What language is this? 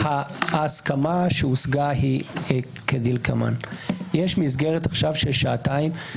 Hebrew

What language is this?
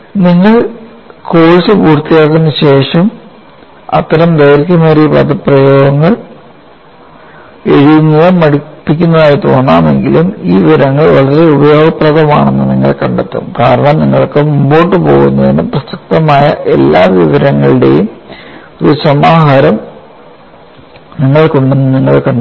Malayalam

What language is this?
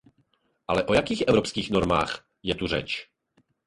Czech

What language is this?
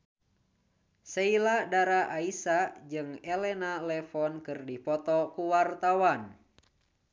Sundanese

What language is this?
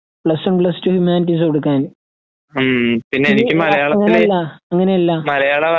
Malayalam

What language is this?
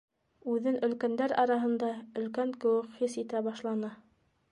Bashkir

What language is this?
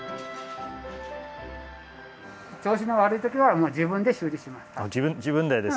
Japanese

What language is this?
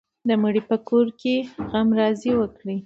Pashto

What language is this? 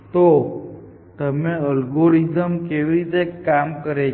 Gujarati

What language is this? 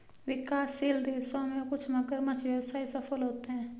Hindi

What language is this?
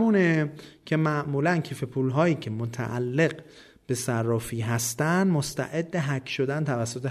Persian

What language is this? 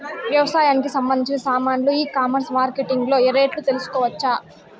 Telugu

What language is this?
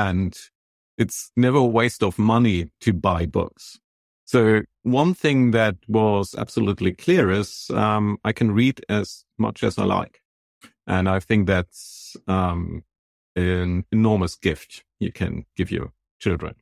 English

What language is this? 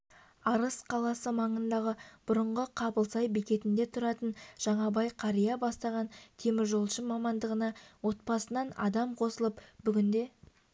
Kazakh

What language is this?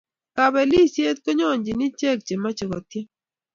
Kalenjin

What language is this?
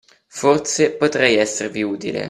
Italian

